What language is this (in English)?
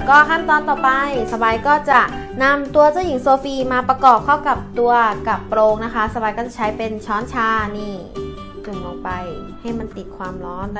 Thai